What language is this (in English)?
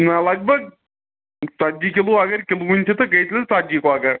Kashmiri